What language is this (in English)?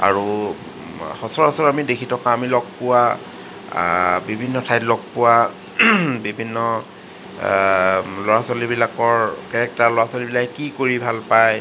Assamese